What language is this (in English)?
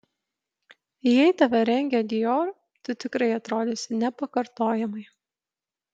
Lithuanian